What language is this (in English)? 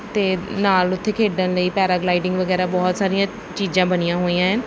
Punjabi